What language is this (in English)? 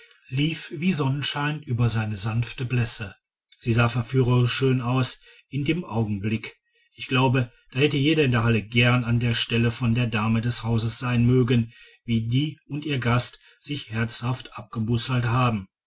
German